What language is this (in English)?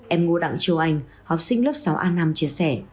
Vietnamese